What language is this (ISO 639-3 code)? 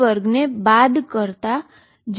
guj